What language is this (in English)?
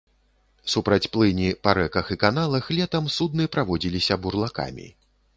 Belarusian